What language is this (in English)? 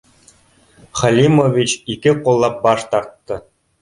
Bashkir